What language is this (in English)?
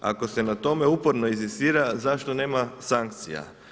Croatian